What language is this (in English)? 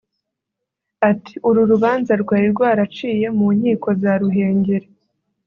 Kinyarwanda